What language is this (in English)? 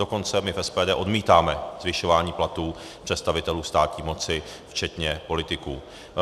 Czech